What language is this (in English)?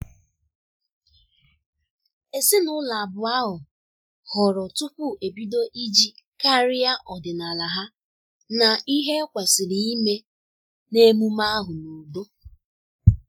Igbo